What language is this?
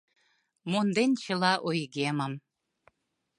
Mari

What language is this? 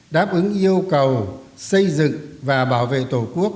Vietnamese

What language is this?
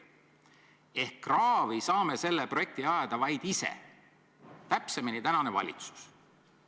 Estonian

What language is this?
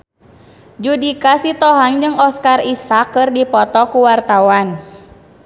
Sundanese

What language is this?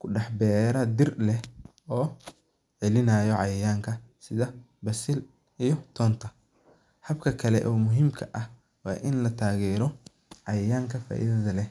Somali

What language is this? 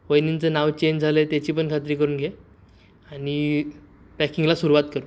Marathi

